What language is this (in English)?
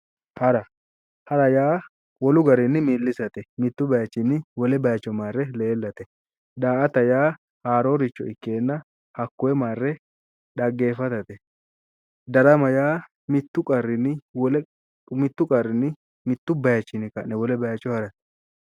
Sidamo